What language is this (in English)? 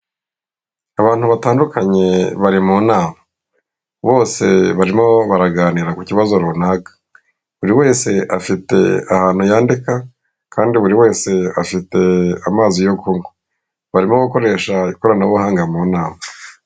Kinyarwanda